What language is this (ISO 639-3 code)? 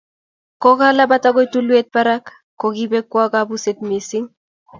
kln